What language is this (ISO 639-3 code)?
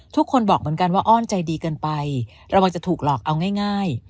tha